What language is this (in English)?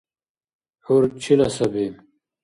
Dargwa